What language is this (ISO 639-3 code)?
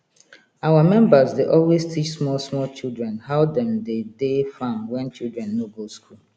pcm